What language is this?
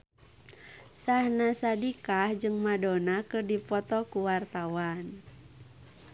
Sundanese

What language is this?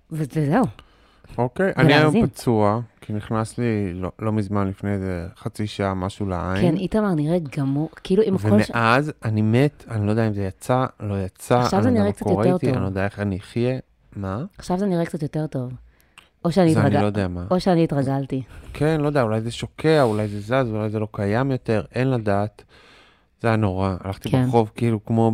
Hebrew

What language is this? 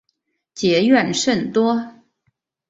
Chinese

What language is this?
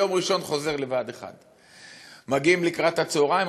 Hebrew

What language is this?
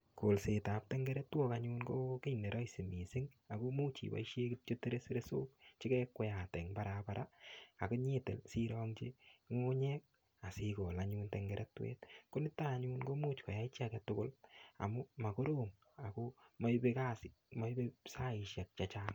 Kalenjin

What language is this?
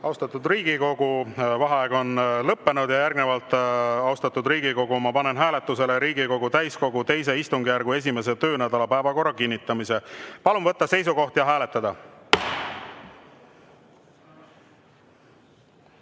Estonian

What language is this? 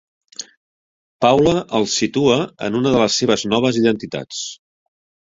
Catalan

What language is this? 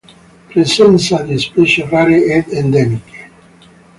Italian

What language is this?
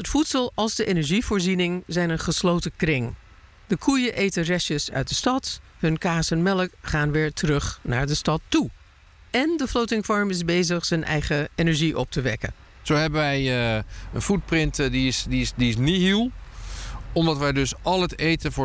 Dutch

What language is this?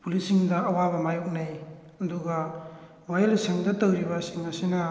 Manipuri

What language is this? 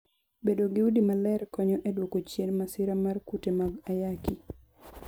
Luo (Kenya and Tanzania)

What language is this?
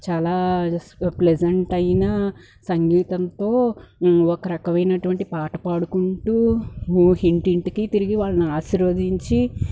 Telugu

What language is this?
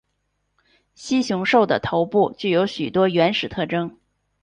Chinese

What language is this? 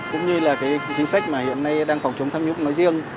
Vietnamese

